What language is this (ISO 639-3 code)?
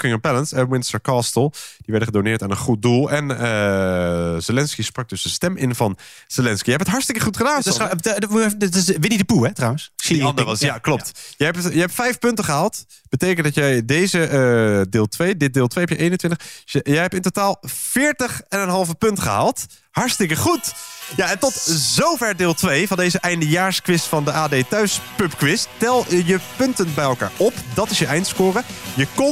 nld